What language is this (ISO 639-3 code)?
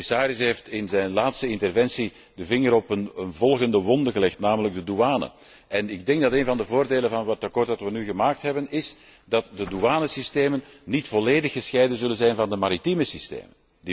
nld